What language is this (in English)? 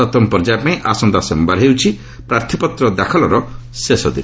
Odia